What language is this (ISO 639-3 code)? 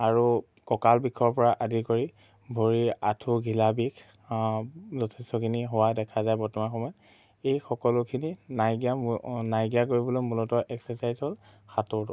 asm